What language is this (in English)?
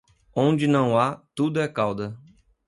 Portuguese